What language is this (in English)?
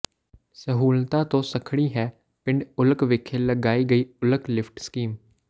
Punjabi